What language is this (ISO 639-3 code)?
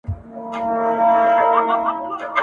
pus